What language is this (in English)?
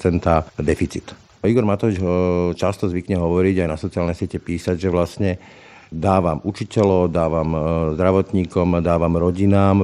Slovak